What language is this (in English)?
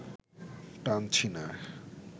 Bangla